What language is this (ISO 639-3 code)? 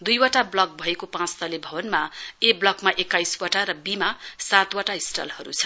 nep